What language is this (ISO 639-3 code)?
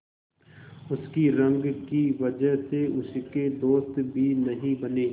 hin